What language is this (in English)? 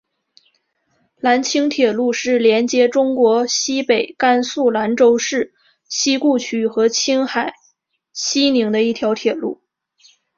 Chinese